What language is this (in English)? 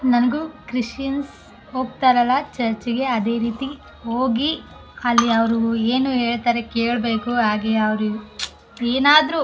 Kannada